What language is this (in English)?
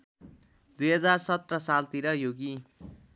Nepali